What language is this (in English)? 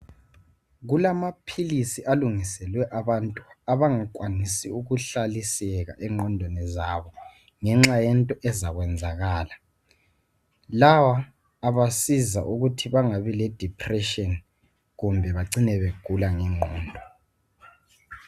North Ndebele